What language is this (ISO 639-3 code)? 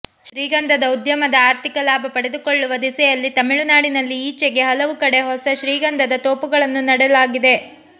kan